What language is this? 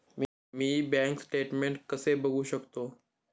Marathi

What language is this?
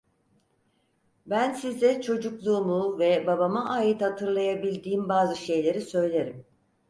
Turkish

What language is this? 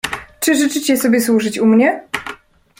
Polish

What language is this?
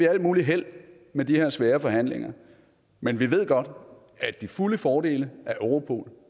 Danish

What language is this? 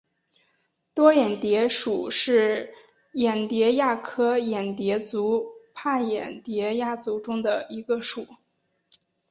Chinese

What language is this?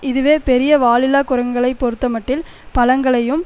Tamil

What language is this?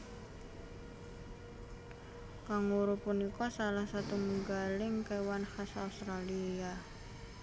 Javanese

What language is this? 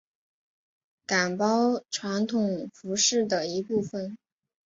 Chinese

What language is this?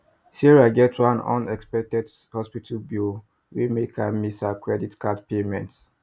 Nigerian Pidgin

